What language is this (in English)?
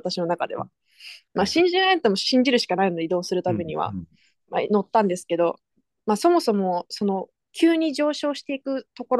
Japanese